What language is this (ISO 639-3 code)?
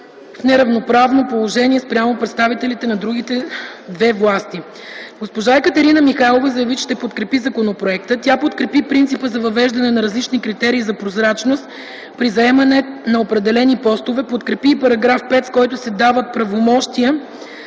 bul